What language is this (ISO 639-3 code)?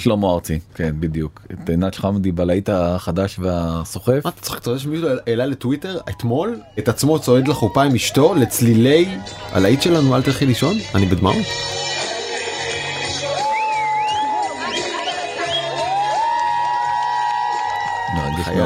heb